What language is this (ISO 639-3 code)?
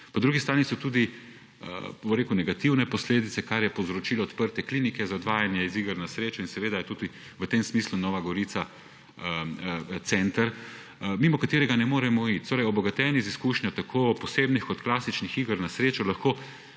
slv